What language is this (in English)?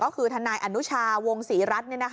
Thai